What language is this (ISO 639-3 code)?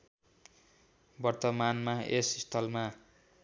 nep